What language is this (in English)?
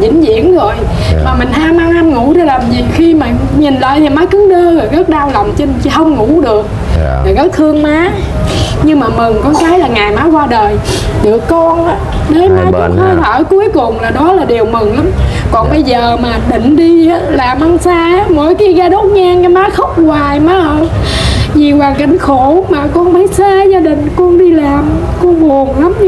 Vietnamese